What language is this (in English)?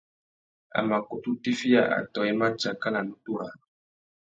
Tuki